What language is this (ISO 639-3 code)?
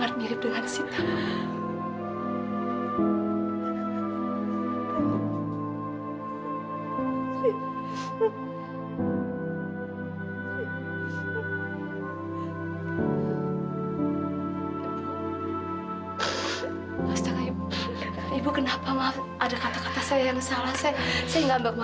ind